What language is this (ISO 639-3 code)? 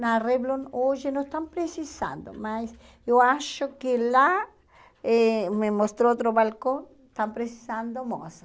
por